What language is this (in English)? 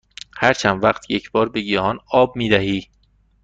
Persian